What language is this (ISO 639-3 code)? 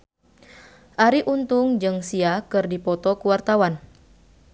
sun